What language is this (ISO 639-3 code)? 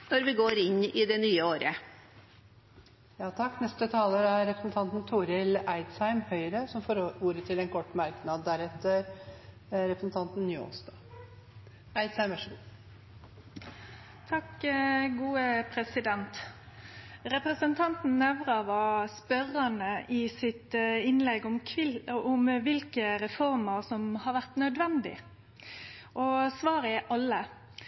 nor